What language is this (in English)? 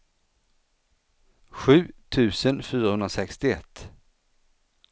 Swedish